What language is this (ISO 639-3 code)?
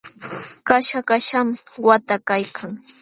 qxw